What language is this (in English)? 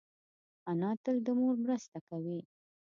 Pashto